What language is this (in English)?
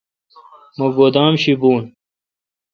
Kalkoti